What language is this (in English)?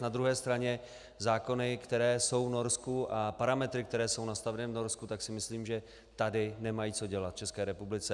Czech